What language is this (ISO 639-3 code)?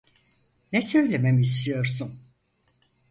tur